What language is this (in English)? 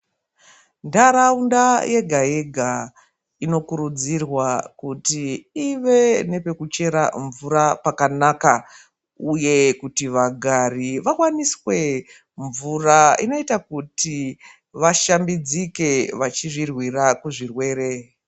Ndau